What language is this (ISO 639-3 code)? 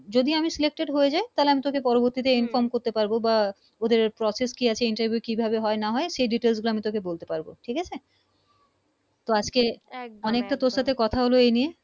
ben